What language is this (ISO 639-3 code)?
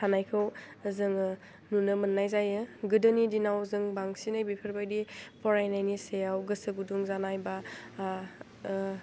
brx